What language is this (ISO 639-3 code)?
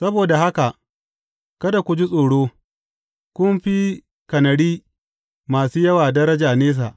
hau